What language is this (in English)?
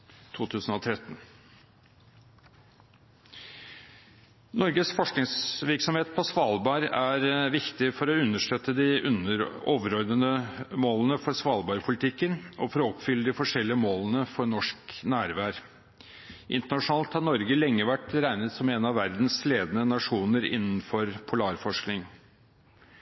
Norwegian Nynorsk